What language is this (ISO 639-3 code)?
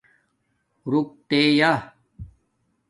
dmk